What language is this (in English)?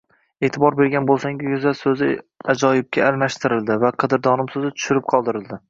Uzbek